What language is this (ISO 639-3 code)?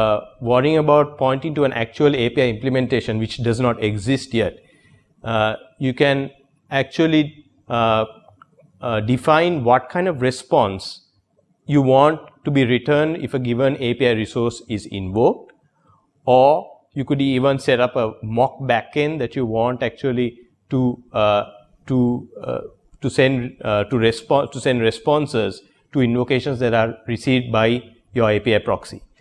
eng